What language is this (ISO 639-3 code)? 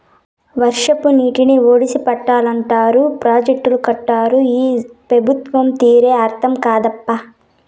tel